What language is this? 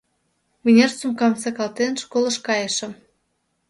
Mari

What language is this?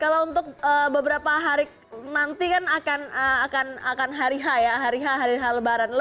Indonesian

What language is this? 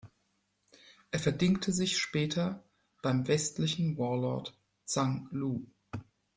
German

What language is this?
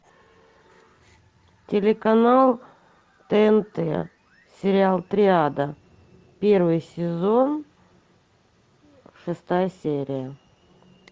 Russian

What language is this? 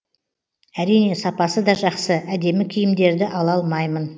Kazakh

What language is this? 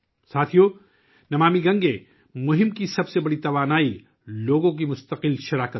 Urdu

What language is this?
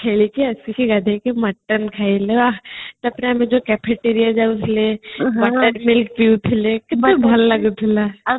Odia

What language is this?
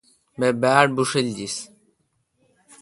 Kalkoti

